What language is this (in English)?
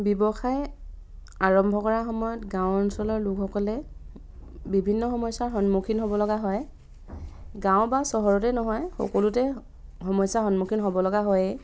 Assamese